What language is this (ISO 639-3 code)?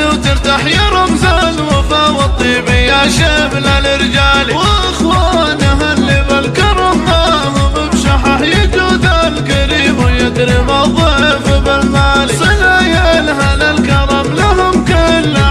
ara